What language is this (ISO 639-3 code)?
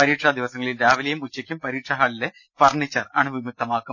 mal